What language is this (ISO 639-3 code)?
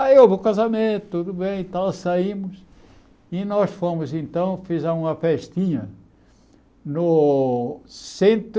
por